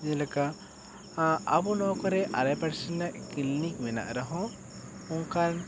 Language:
Santali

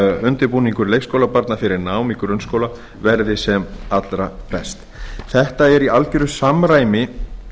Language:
Icelandic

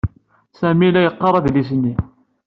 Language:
Kabyle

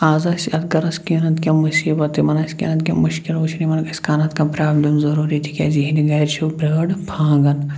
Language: Kashmiri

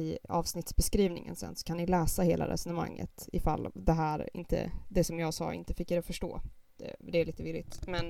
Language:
Swedish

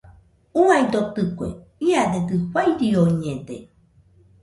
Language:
Nüpode Huitoto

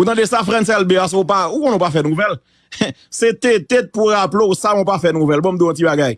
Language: French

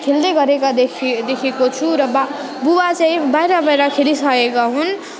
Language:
Nepali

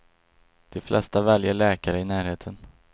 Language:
Swedish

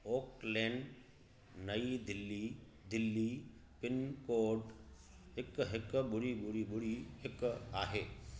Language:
Sindhi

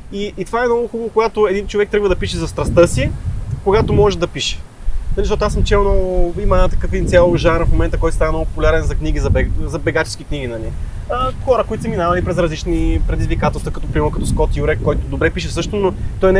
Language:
Bulgarian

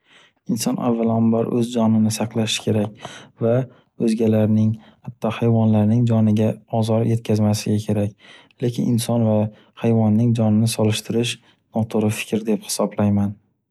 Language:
Uzbek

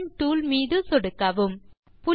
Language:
Tamil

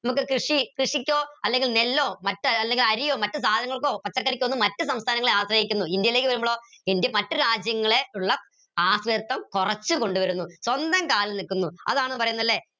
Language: Malayalam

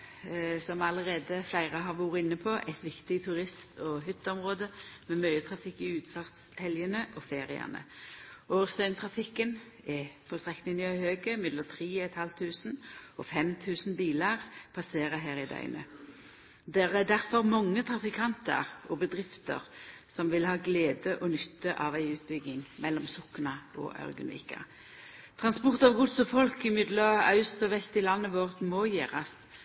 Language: Norwegian Nynorsk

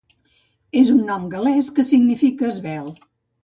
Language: Catalan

